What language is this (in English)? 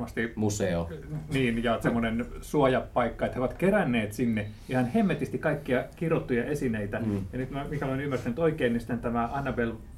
Finnish